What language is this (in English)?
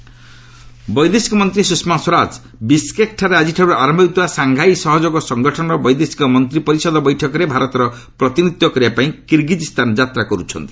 Odia